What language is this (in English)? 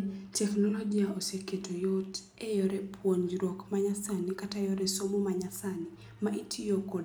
Luo (Kenya and Tanzania)